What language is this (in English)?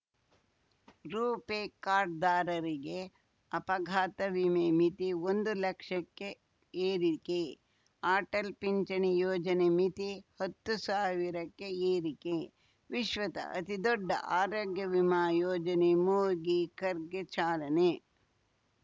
Kannada